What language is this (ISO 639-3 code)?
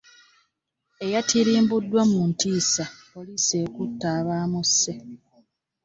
lug